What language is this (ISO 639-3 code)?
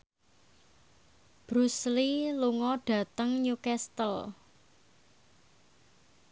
jav